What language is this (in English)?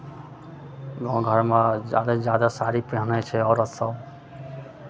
Maithili